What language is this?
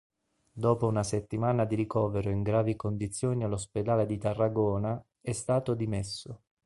Italian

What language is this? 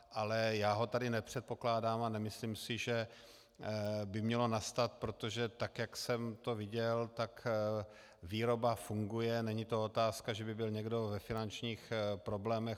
Czech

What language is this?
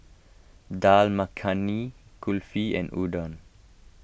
English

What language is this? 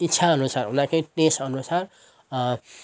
Nepali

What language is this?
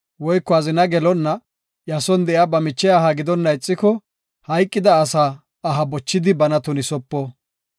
Gofa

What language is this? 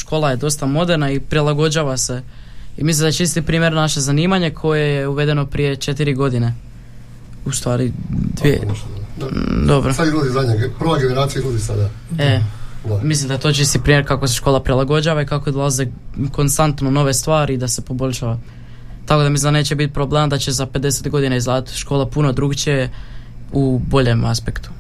Croatian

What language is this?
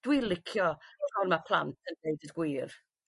Welsh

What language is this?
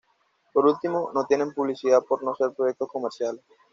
Spanish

